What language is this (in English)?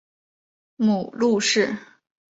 Chinese